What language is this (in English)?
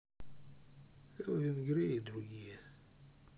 Russian